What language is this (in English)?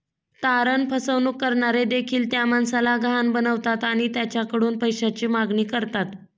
Marathi